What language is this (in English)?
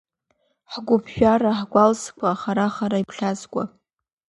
Abkhazian